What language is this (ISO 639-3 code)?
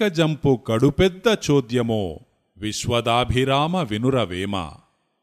tel